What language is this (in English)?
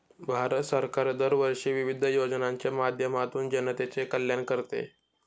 Marathi